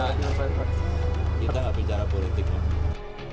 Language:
Indonesian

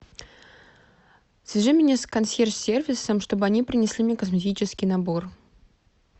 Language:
Russian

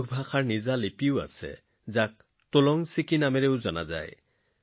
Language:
Assamese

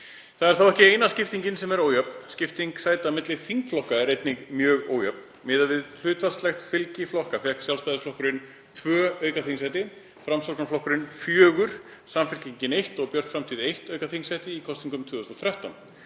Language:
Icelandic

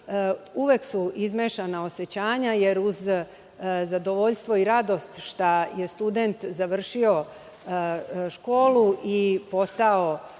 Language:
Serbian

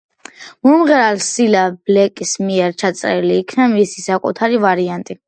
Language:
Georgian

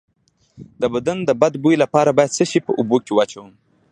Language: Pashto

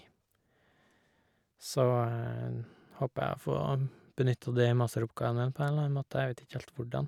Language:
Norwegian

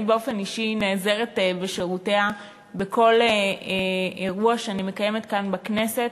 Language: Hebrew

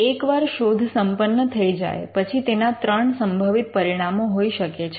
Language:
Gujarati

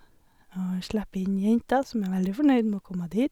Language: Norwegian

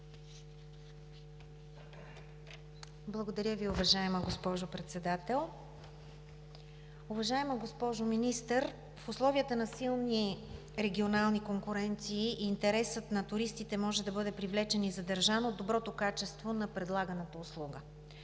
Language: Bulgarian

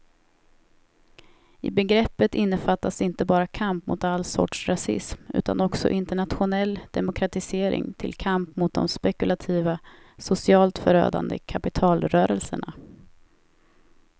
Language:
Swedish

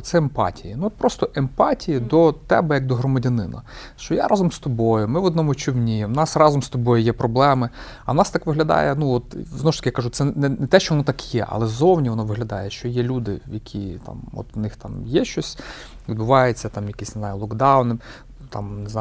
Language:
Ukrainian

